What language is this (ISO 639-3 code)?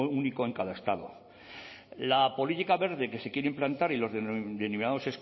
spa